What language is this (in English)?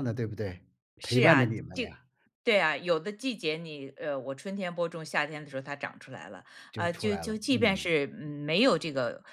Chinese